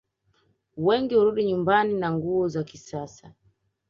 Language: Swahili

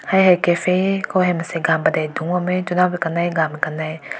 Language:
Rongmei Naga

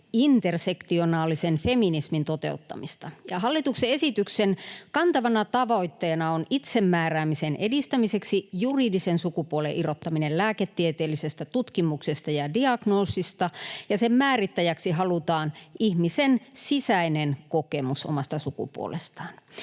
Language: Finnish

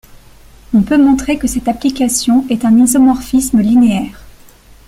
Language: French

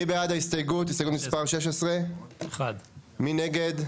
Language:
Hebrew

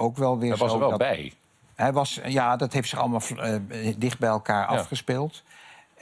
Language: Dutch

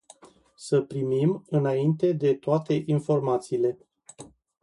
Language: Romanian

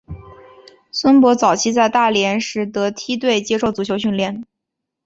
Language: Chinese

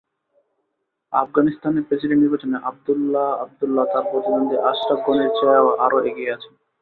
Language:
Bangla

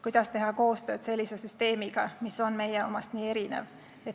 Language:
Estonian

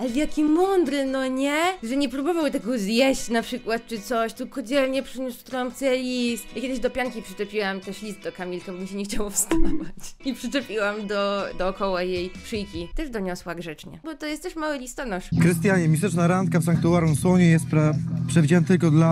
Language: Polish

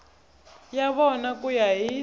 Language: Tsonga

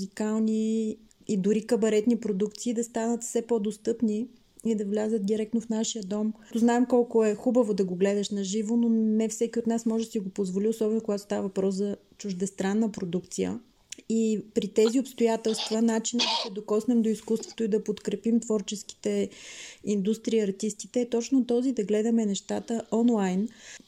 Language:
Bulgarian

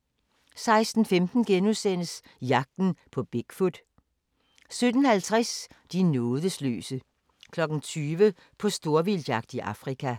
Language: Danish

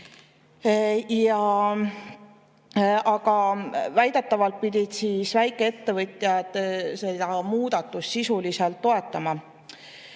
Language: Estonian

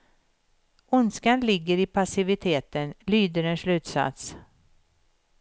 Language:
Swedish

